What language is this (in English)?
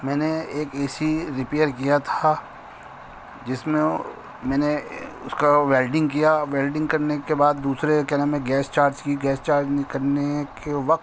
Urdu